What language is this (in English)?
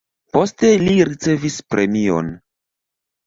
Esperanto